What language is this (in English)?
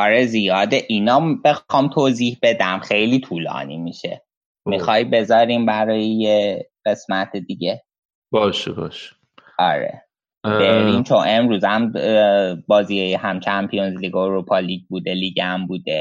Persian